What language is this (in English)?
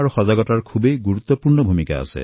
Assamese